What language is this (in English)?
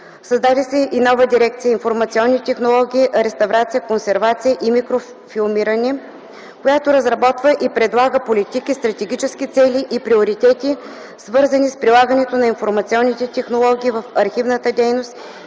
Bulgarian